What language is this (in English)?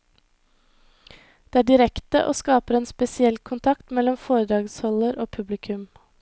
Norwegian